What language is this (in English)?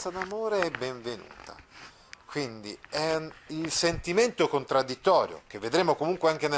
Italian